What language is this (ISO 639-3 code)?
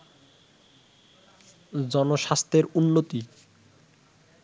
ben